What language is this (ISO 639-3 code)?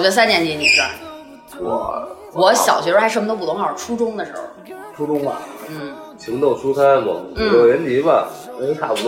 zho